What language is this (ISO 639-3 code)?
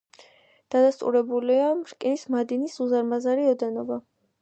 kat